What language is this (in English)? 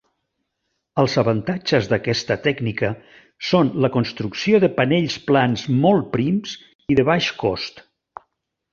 Catalan